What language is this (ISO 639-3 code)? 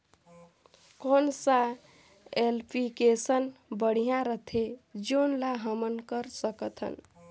hne